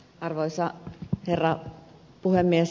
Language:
Finnish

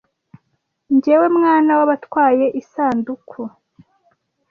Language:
Kinyarwanda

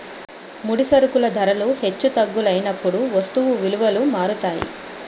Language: Telugu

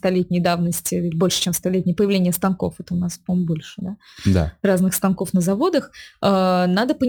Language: Russian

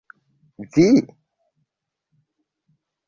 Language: Esperanto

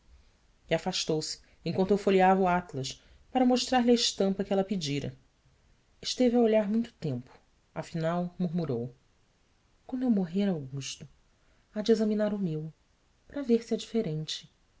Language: Portuguese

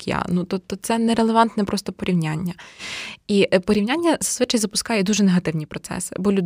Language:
Ukrainian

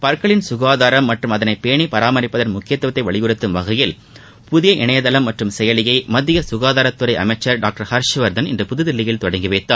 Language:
Tamil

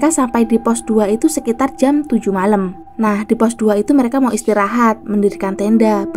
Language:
Indonesian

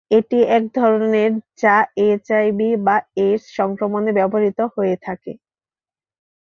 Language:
Bangla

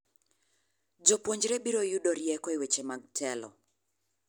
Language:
Luo (Kenya and Tanzania)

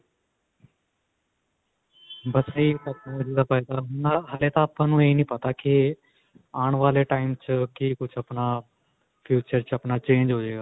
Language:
Punjabi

